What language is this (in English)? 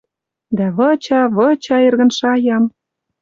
Western Mari